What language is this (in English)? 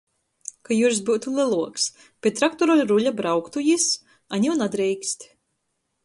Latgalian